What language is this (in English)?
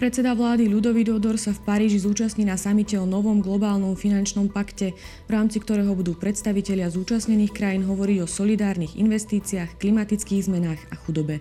Slovak